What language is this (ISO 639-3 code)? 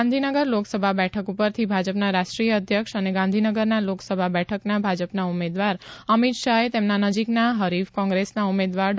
guj